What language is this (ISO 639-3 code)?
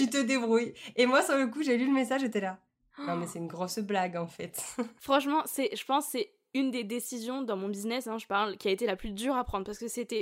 fra